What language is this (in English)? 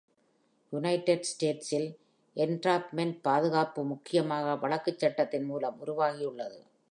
Tamil